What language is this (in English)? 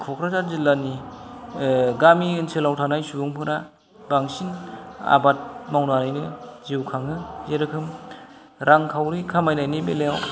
Bodo